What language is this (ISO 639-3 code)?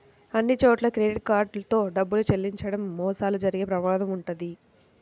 tel